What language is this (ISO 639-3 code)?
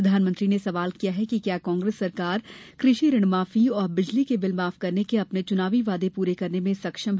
hin